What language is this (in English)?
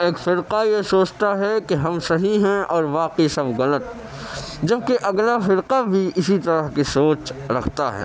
Urdu